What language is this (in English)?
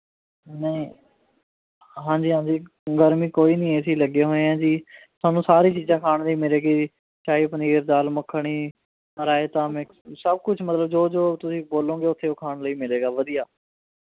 Punjabi